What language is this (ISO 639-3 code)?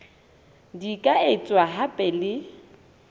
sot